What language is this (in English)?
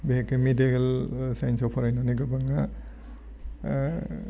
Bodo